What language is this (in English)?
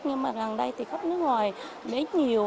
Vietnamese